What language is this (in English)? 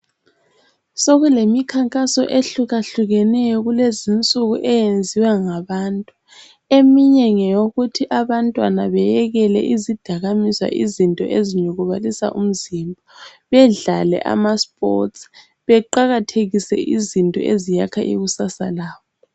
North Ndebele